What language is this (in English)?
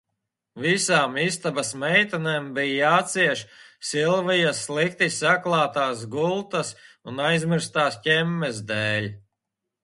Latvian